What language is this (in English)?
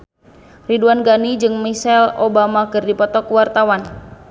Sundanese